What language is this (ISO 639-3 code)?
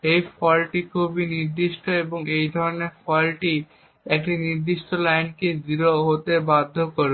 ben